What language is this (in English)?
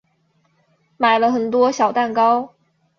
Chinese